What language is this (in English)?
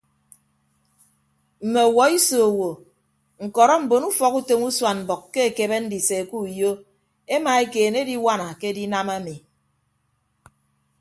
Ibibio